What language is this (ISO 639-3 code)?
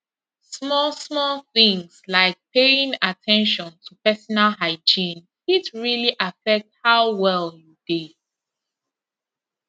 pcm